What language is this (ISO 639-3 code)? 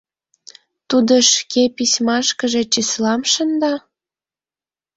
chm